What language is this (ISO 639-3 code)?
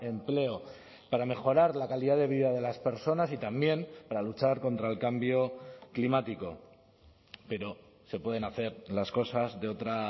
spa